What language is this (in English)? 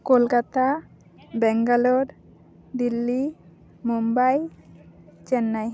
Santali